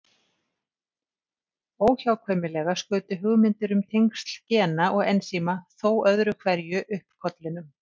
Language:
Icelandic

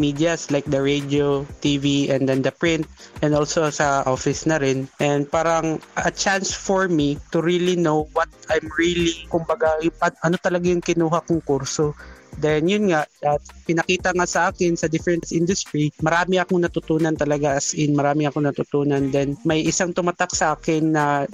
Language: Filipino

